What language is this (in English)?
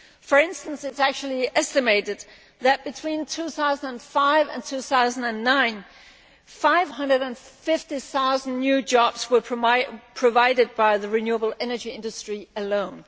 English